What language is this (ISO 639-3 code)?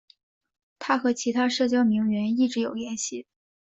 zho